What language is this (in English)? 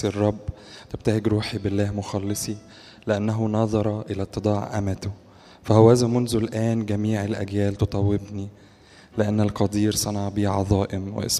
Arabic